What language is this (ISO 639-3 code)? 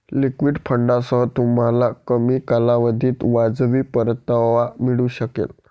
mar